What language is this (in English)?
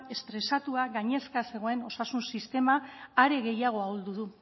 Basque